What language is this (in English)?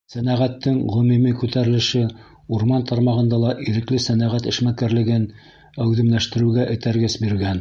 Bashkir